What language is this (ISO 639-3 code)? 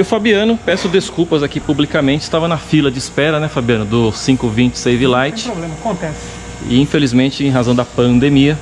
por